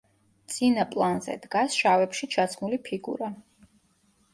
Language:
Georgian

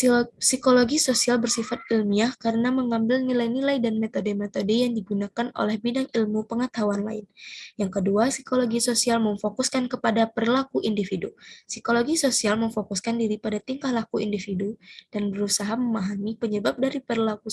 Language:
Indonesian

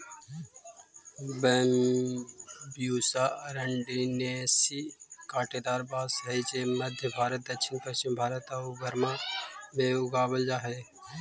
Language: Magahi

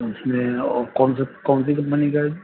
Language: Urdu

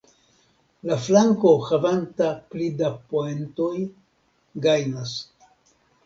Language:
Esperanto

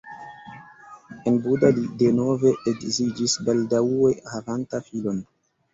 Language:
Esperanto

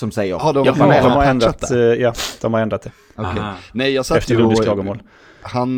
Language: Swedish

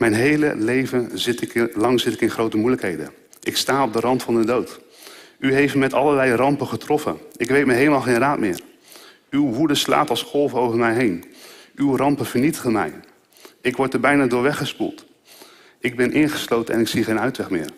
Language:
Dutch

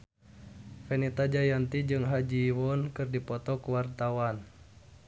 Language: Sundanese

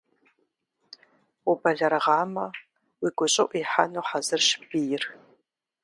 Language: Kabardian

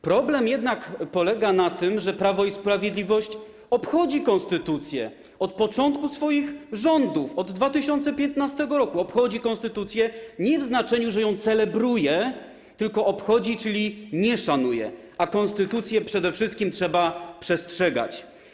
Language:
Polish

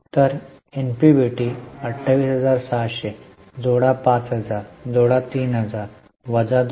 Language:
Marathi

